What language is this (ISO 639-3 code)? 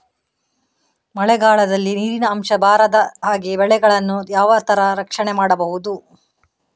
kan